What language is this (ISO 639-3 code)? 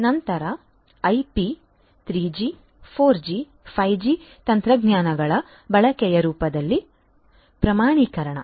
kan